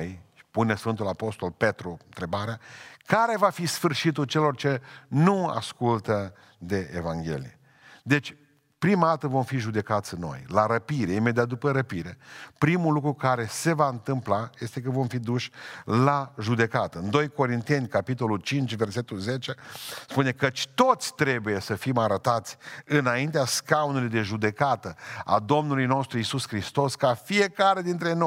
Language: Romanian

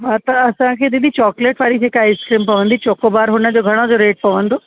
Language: Sindhi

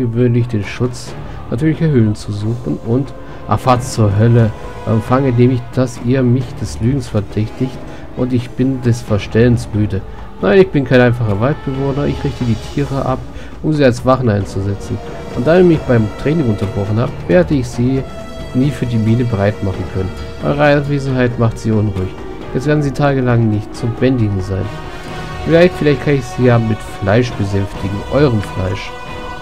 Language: German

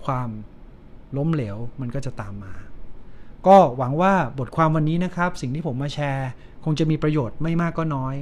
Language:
Thai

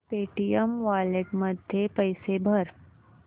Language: Marathi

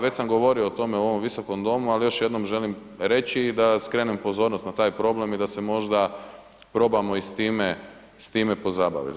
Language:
Croatian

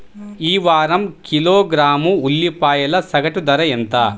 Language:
Telugu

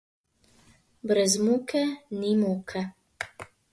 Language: Slovenian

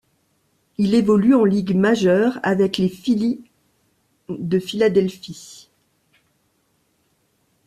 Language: French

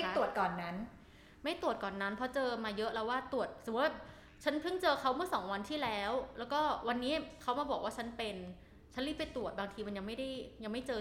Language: Thai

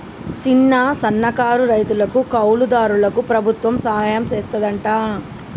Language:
Telugu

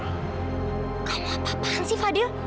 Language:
Indonesian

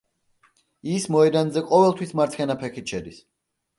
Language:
Georgian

